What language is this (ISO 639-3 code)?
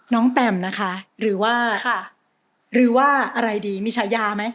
tha